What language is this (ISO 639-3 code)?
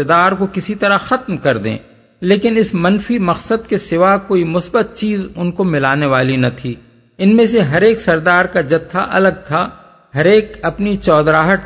urd